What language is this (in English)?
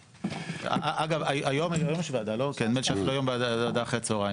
Hebrew